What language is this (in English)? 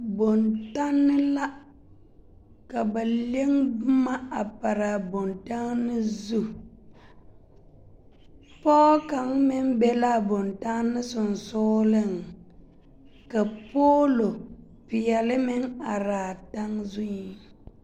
Southern Dagaare